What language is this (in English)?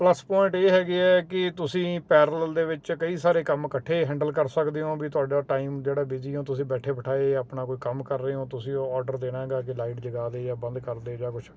Punjabi